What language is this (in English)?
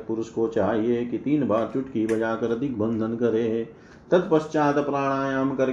Hindi